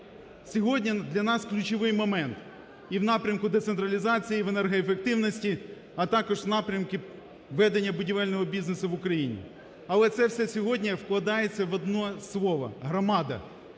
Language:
Ukrainian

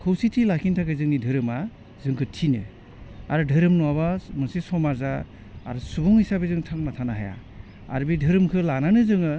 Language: Bodo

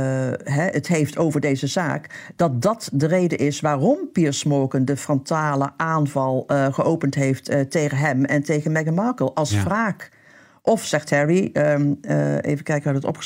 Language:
Dutch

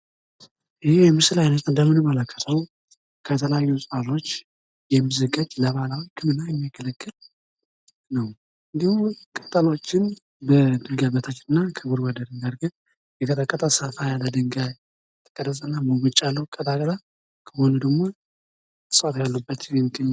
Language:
Amharic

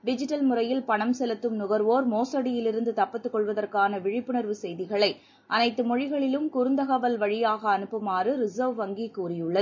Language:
Tamil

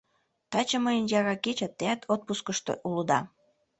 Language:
Mari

